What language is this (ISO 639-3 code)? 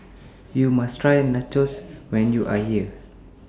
eng